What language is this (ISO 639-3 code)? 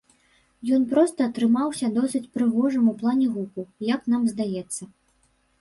bel